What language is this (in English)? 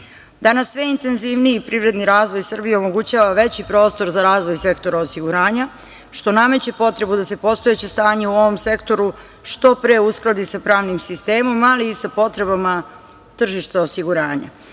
Serbian